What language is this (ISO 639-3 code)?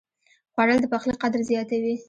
pus